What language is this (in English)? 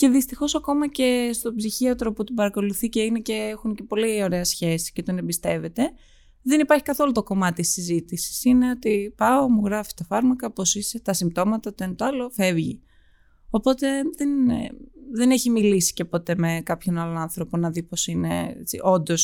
Greek